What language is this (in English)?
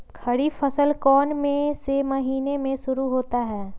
Magahi